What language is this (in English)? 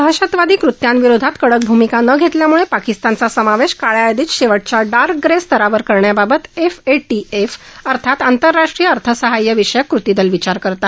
Marathi